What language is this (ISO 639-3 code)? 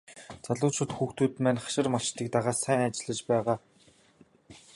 mon